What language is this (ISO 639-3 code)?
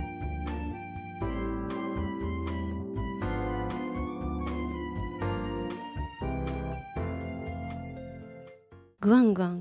jpn